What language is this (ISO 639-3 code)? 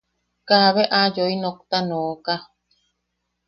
yaq